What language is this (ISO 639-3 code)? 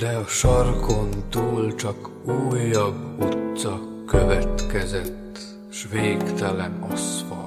hun